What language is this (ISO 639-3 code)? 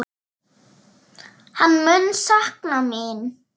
isl